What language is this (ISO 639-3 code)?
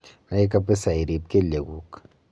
kln